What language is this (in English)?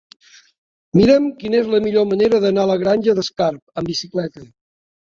Catalan